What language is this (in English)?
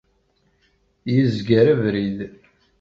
Kabyle